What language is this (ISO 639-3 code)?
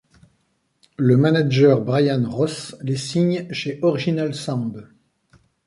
fra